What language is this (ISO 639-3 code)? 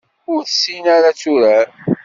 kab